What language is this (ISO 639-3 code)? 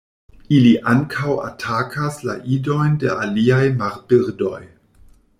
epo